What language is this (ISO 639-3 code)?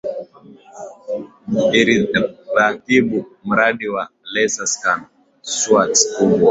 swa